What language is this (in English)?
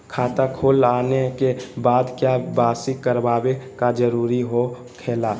Magahi